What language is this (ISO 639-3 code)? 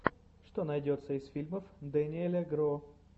rus